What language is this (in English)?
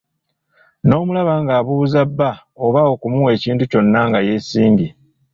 Ganda